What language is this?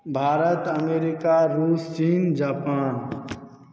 Maithili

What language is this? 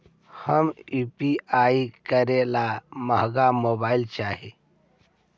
Magahi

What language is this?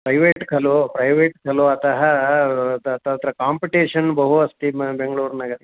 Sanskrit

